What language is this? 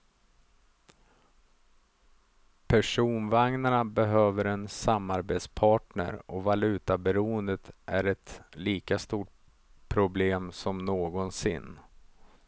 Swedish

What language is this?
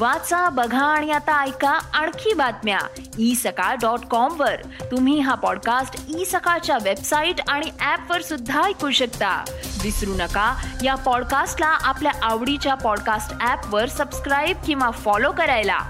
Marathi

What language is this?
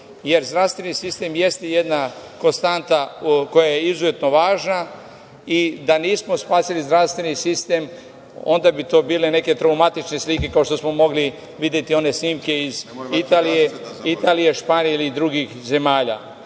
Serbian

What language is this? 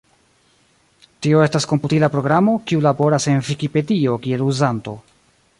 Esperanto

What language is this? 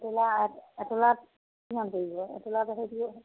Assamese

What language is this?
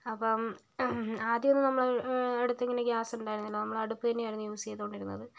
Malayalam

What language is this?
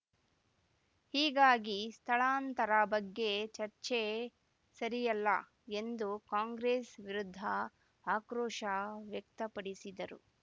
Kannada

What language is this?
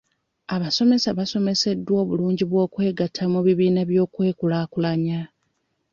Ganda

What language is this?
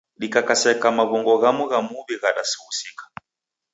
Taita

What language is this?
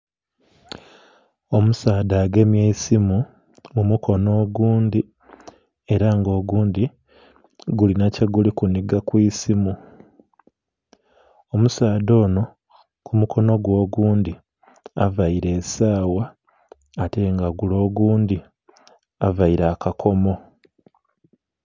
Soga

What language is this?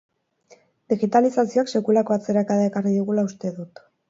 Basque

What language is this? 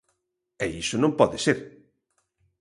Galician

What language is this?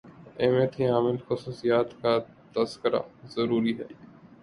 Urdu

